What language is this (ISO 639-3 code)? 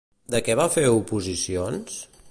cat